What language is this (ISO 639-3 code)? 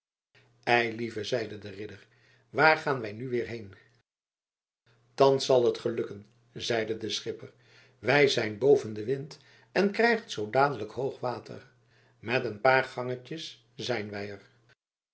nld